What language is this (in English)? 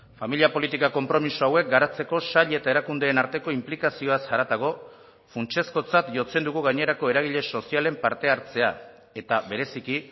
Basque